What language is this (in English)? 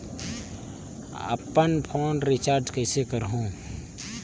Chhattisgarhi